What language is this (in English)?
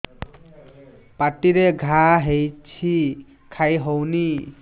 Odia